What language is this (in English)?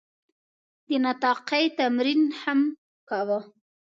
Pashto